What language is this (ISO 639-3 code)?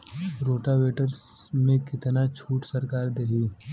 bho